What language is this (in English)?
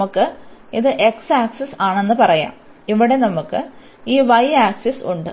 Malayalam